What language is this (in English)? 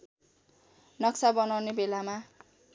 Nepali